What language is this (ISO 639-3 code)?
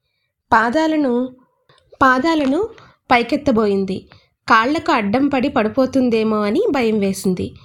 tel